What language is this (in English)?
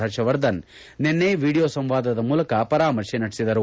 Kannada